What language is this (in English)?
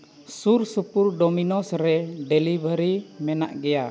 Santali